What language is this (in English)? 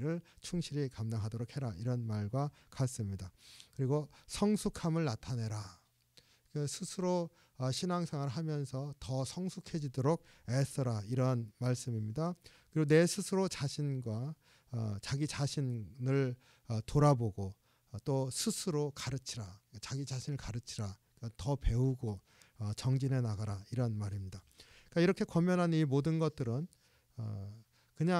Korean